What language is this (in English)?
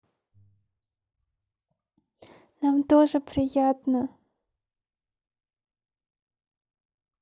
Russian